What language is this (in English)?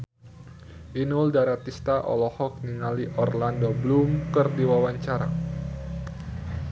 Sundanese